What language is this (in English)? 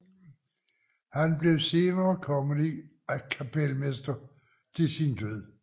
Danish